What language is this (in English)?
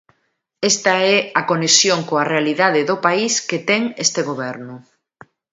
Galician